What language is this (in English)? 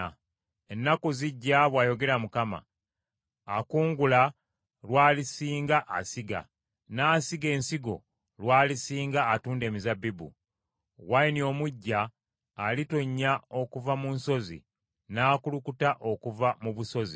Ganda